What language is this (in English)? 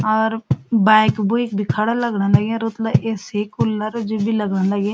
Garhwali